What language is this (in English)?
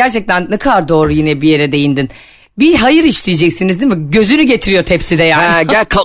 Turkish